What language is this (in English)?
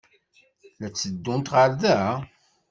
Kabyle